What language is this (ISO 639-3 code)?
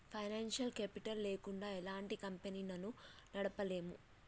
tel